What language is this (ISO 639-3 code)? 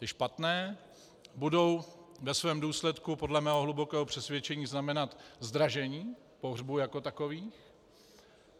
ces